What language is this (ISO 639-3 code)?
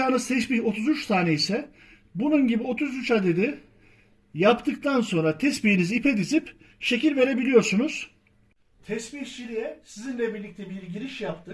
tur